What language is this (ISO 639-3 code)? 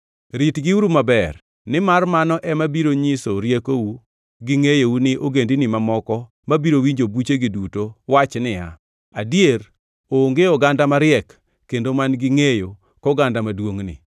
luo